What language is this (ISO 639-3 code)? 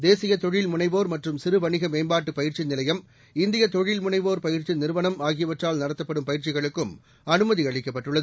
tam